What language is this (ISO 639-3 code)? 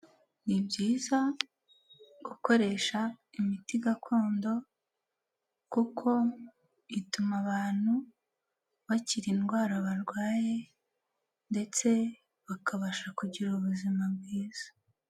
kin